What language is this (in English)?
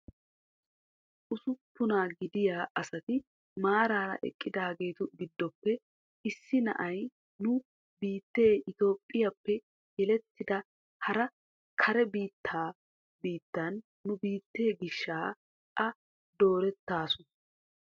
Wolaytta